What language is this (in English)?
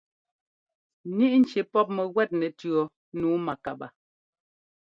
Ngomba